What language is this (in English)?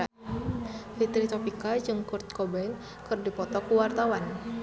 Sundanese